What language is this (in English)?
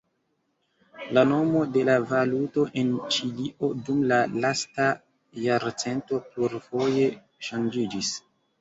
Esperanto